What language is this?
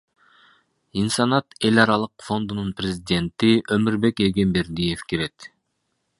Kyrgyz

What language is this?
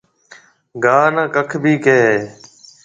Marwari (Pakistan)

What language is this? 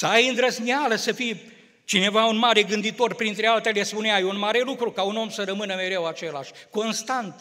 Romanian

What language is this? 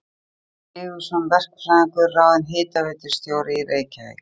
Icelandic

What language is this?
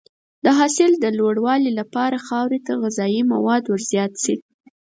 Pashto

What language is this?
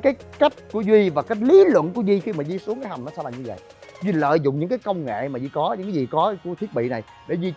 Vietnamese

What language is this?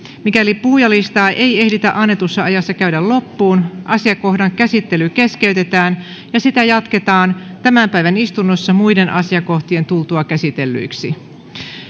Finnish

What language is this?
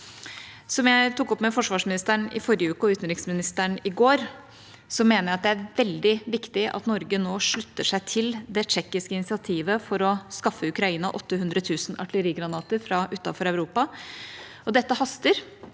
Norwegian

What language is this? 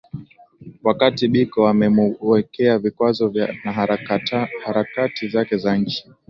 Swahili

